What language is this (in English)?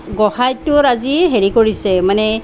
Assamese